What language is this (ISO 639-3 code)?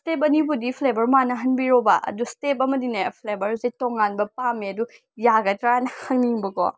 mni